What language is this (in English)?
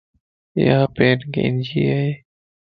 Lasi